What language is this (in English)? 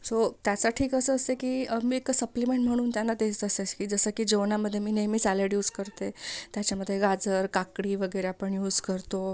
Marathi